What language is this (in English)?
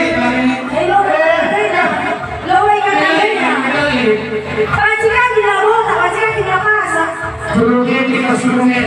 Indonesian